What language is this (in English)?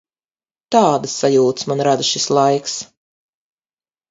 Latvian